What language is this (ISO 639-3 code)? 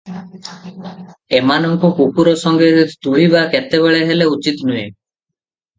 ori